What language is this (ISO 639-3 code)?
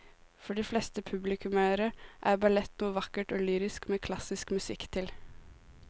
nor